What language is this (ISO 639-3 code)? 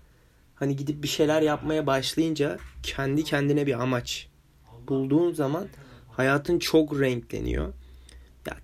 tur